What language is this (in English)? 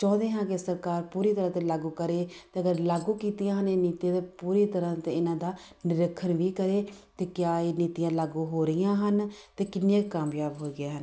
Punjabi